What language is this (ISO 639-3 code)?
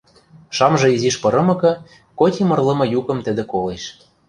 mrj